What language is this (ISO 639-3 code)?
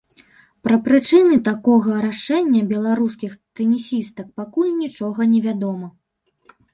bel